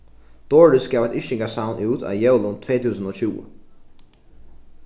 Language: Faroese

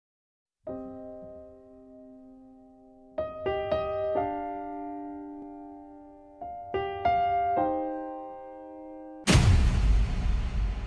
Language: Japanese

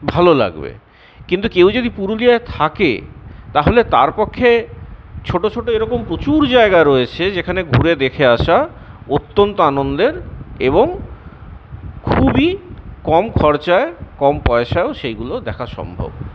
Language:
Bangla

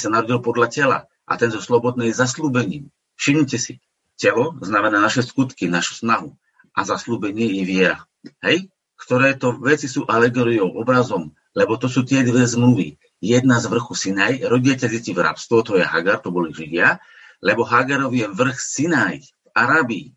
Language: Slovak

